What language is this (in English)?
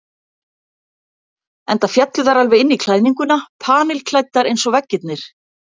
Icelandic